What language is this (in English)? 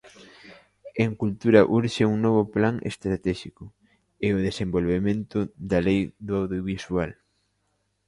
Galician